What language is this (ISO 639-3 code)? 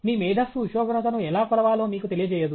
tel